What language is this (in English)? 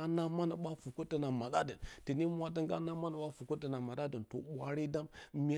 Bacama